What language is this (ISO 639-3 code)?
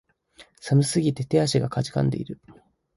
jpn